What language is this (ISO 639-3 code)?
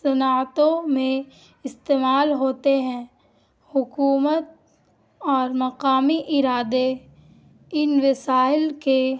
urd